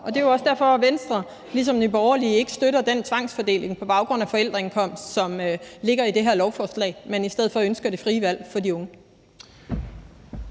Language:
Danish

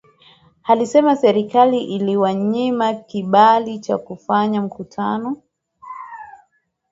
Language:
Swahili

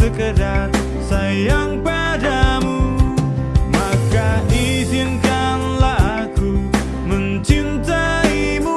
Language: Indonesian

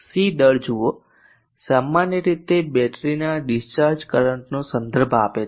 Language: Gujarati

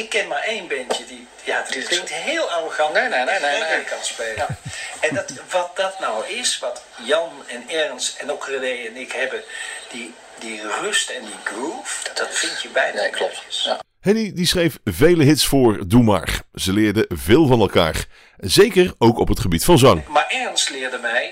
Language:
Dutch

